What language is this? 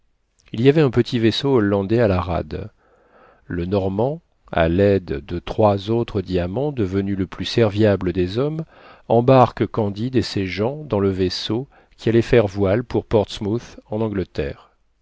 French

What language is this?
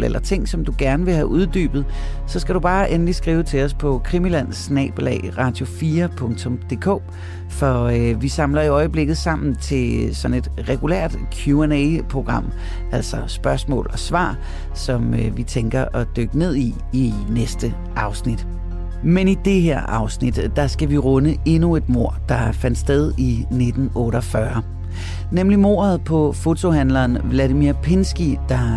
Danish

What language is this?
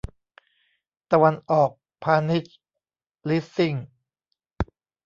Thai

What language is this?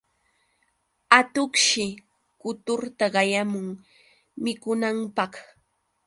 Yauyos Quechua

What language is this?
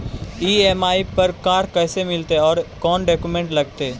Magahi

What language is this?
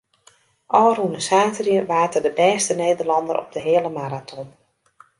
Western Frisian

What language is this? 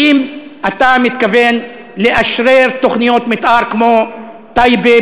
Hebrew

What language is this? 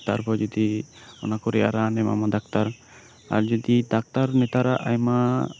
Santali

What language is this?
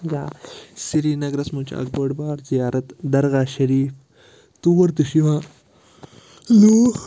Kashmiri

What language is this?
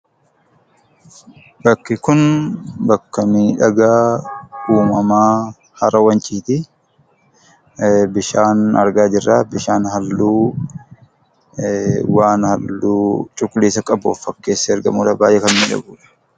Oromo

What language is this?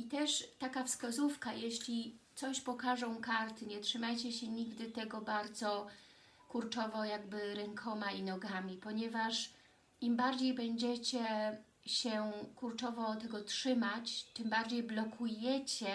Polish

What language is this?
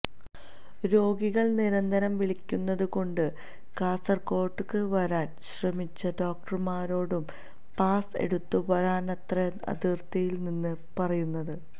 Malayalam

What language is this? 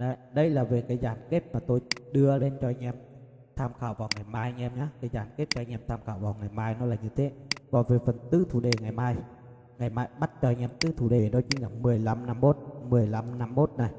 Vietnamese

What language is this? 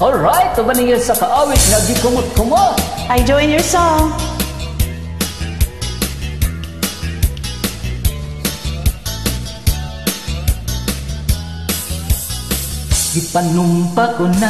Filipino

